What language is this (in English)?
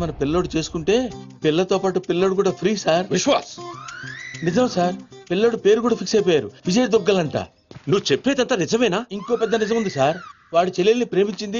Telugu